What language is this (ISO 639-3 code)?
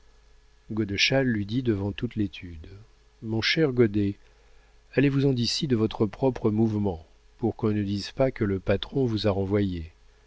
fra